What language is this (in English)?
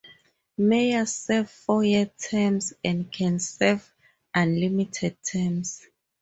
English